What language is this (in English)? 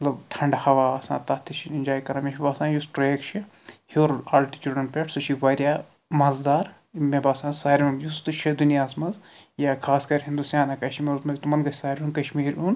Kashmiri